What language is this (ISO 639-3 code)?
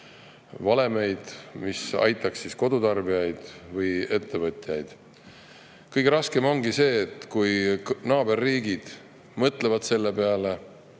est